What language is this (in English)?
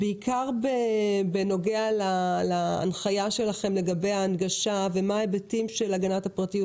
Hebrew